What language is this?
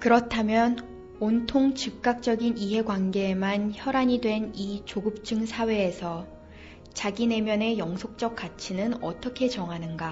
Korean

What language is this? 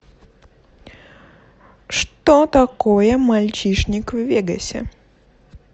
Russian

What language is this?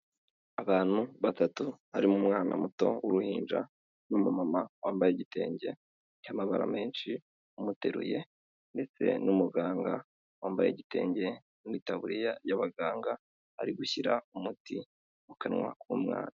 Kinyarwanda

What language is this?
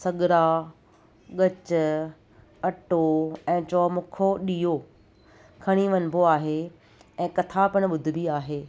Sindhi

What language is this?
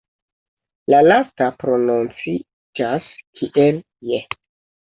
Esperanto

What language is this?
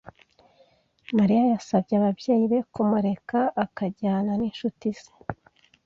Kinyarwanda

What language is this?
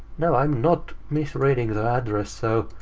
English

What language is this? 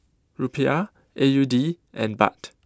English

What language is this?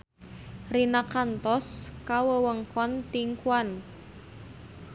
Sundanese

